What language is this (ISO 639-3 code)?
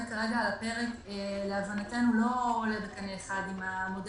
heb